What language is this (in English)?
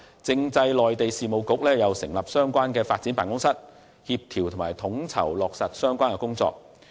Cantonese